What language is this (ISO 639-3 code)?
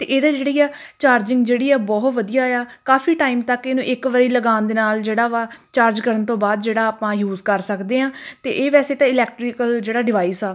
pan